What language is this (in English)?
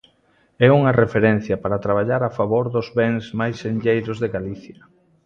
Galician